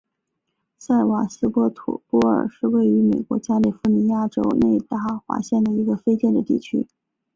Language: Chinese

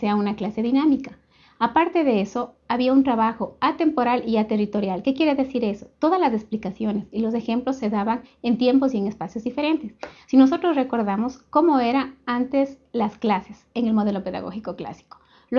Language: Spanish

